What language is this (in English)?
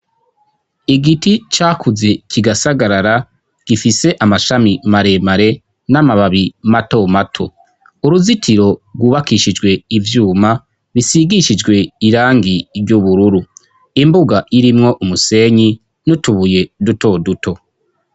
Rundi